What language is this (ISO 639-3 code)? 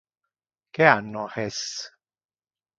ina